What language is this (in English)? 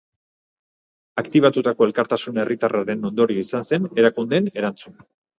Basque